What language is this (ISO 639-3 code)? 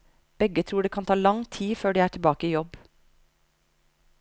nor